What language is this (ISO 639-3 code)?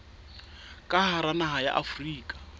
sot